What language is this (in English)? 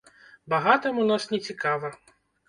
Belarusian